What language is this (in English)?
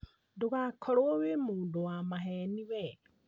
Kikuyu